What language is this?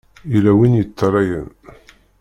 Kabyle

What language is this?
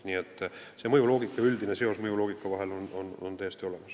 Estonian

